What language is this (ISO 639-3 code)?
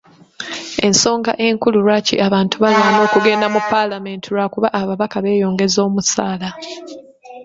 lug